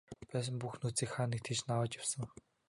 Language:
Mongolian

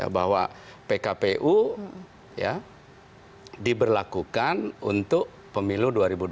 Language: Indonesian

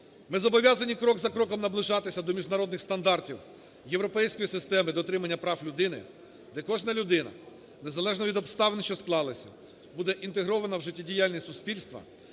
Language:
Ukrainian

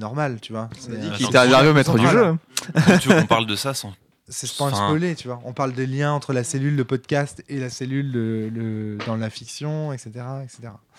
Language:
French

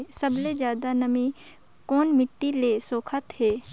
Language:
Chhattisgarhi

